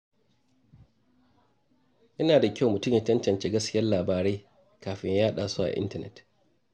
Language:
Hausa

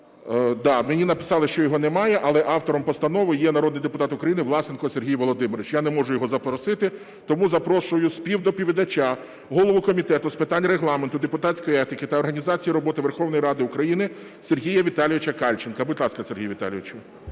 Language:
Ukrainian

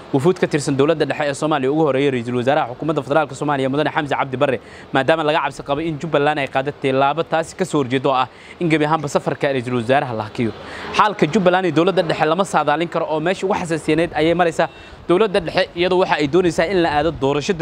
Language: Arabic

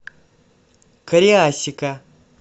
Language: Russian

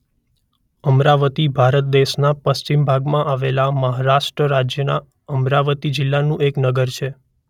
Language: Gujarati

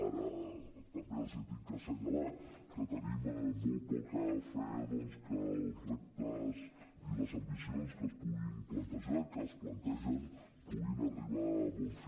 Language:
Catalan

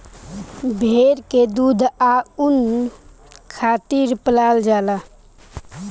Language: Bhojpuri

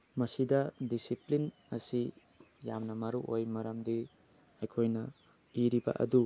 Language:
Manipuri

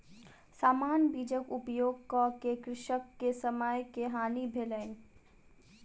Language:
Maithili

